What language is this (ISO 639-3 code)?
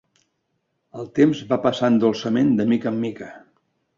cat